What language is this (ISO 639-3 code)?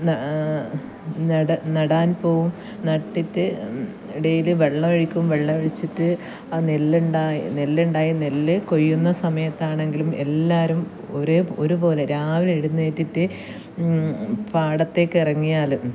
mal